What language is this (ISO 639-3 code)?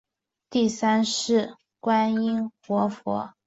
zho